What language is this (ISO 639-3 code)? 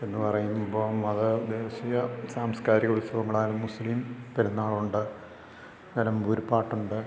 mal